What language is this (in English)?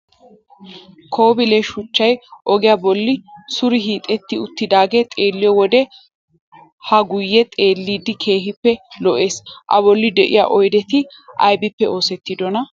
Wolaytta